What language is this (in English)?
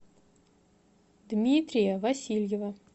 Russian